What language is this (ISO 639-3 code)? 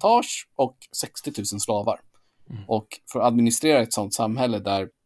swe